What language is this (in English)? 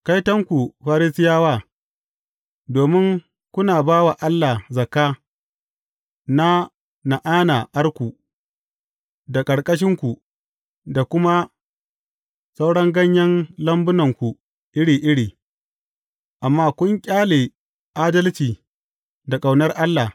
Hausa